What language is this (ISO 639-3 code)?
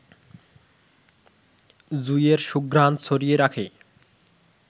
ben